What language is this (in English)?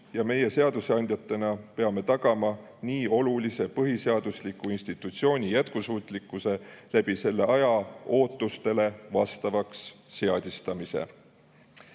Estonian